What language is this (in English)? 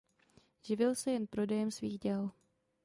Czech